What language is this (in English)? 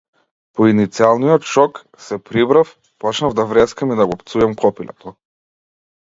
Macedonian